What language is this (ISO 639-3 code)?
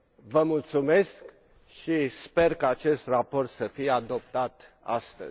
ron